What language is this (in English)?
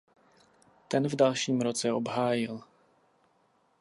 Czech